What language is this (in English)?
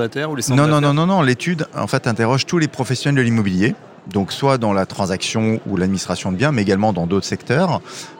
French